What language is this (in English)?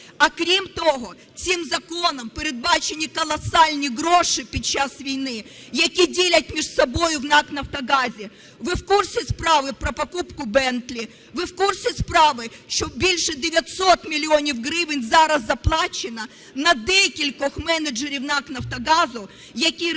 Ukrainian